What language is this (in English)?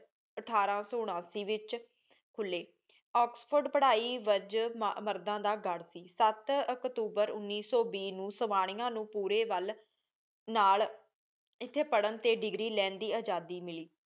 Punjabi